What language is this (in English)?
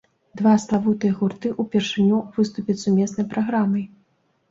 Belarusian